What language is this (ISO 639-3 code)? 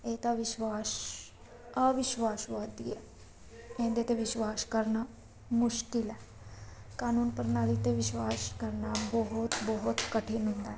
pan